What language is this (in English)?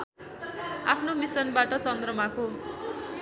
Nepali